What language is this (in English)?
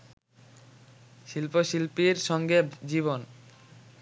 Bangla